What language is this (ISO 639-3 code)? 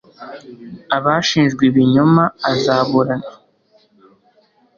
kin